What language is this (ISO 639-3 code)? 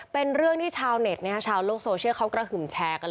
tha